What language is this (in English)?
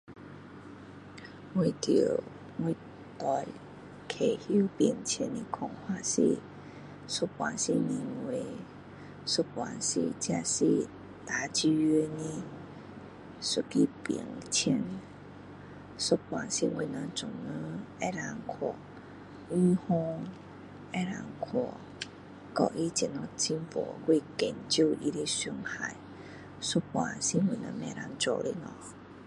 Min Dong Chinese